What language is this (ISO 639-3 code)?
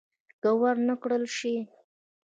pus